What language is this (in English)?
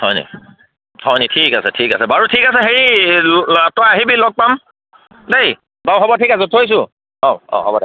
Assamese